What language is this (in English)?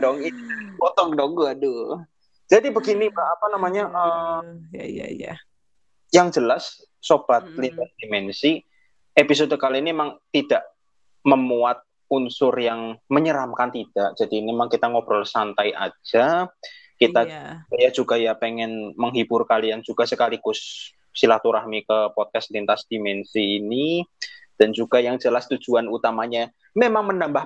Indonesian